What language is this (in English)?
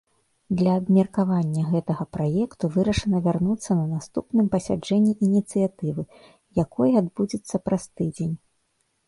Belarusian